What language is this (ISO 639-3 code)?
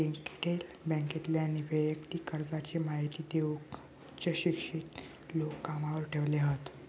mar